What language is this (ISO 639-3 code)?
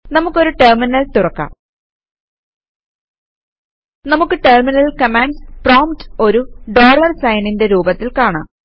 mal